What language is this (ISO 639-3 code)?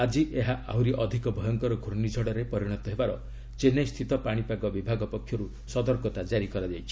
ori